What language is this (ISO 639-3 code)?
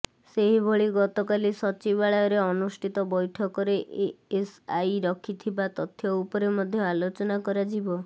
ori